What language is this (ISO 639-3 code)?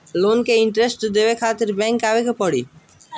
bho